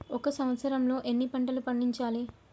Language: Telugu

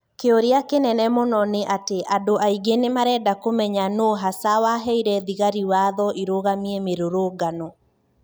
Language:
Kikuyu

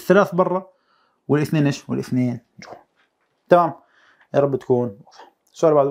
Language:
Arabic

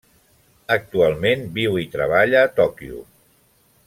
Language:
Catalan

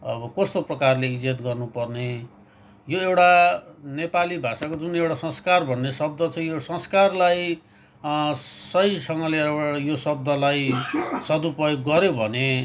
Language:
Nepali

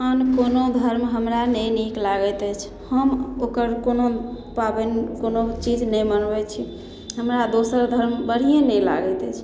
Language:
Maithili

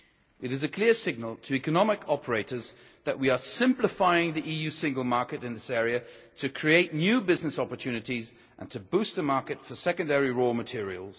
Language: English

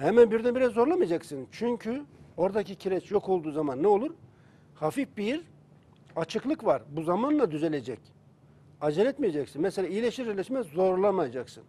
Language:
Turkish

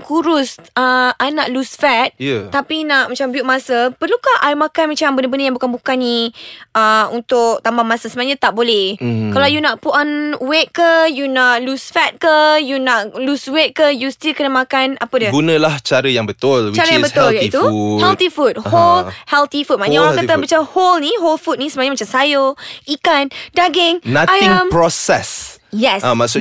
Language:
Malay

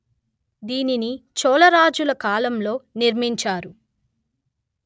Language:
Telugu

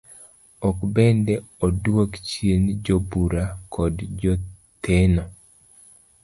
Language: Luo (Kenya and Tanzania)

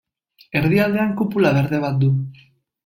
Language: Basque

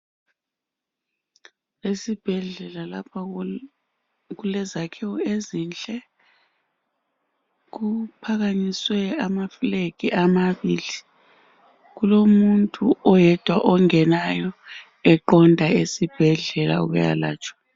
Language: North Ndebele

